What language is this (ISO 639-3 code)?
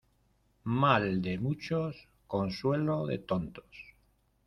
spa